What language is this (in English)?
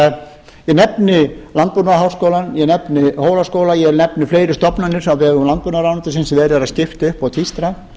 Icelandic